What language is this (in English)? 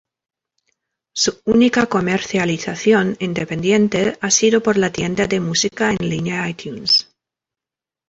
Spanish